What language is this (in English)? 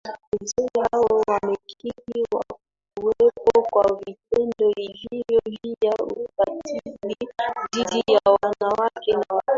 Swahili